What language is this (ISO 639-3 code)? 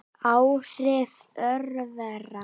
isl